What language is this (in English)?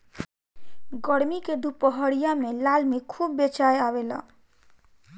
Bhojpuri